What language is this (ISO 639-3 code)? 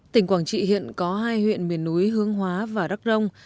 vie